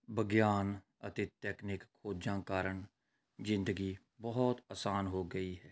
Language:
Punjabi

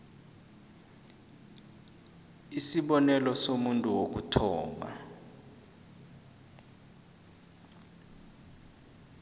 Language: South Ndebele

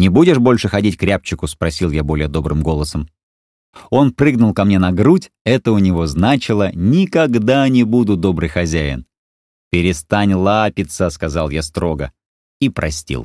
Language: Russian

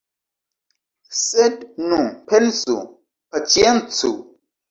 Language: Esperanto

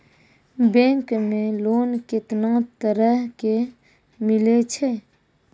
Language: Maithili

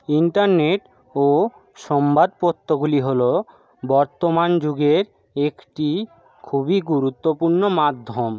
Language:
Bangla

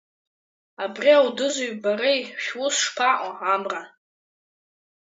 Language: Abkhazian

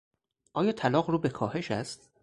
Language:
Persian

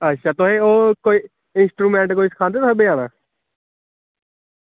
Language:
Dogri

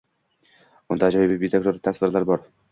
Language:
Uzbek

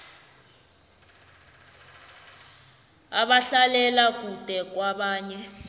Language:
South Ndebele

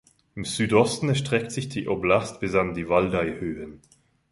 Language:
German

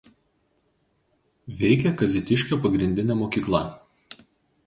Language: Lithuanian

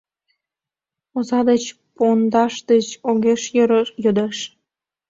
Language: Mari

